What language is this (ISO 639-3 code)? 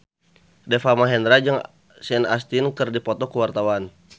sun